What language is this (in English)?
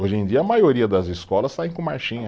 Portuguese